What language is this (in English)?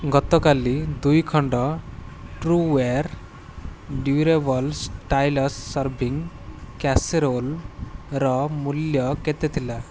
Odia